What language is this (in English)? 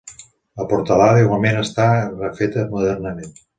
Catalan